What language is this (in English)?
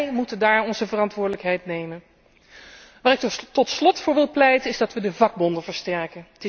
Dutch